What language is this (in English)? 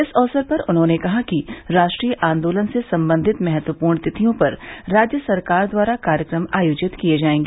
Hindi